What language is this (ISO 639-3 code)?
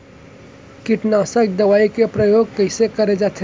hne